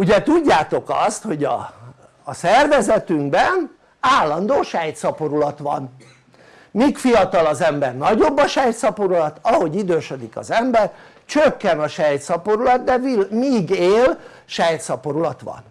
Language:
Hungarian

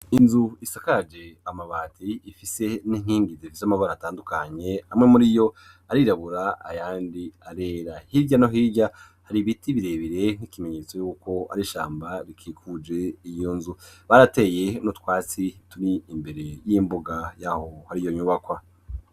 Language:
Rundi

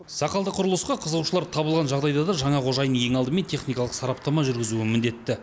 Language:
Kazakh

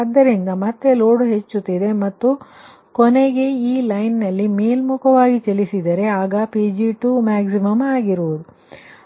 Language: Kannada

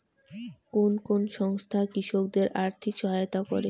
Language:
Bangla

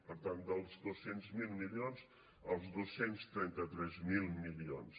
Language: Catalan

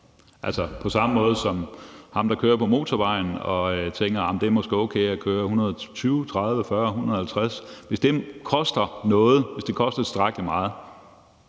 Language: Danish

